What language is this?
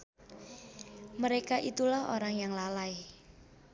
Sundanese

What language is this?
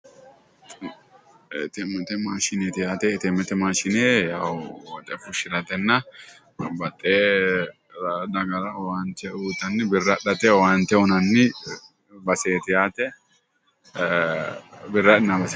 Sidamo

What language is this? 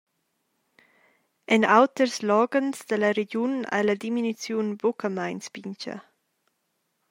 Romansh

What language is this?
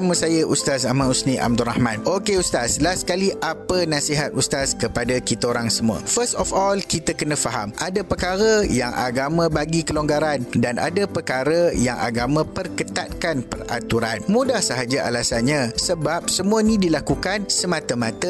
Malay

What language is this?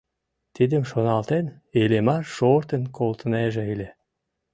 Mari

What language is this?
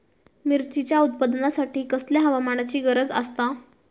Marathi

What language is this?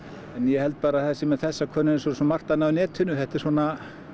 Icelandic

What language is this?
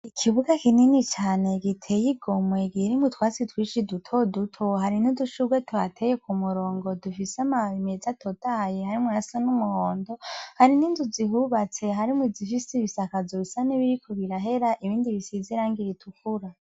Rundi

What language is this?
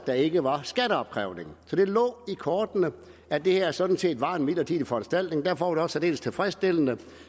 Danish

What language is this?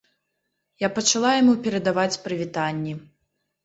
Belarusian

